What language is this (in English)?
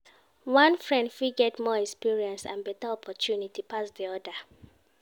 Nigerian Pidgin